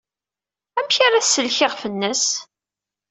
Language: Kabyle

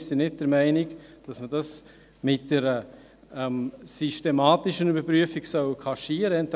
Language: Swiss German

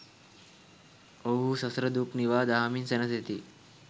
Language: Sinhala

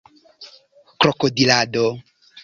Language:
Esperanto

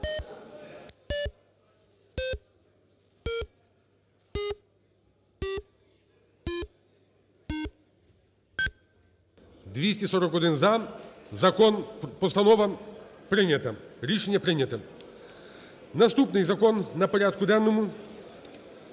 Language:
Ukrainian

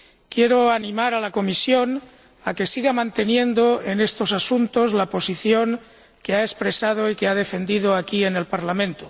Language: Spanish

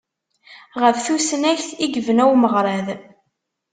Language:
Kabyle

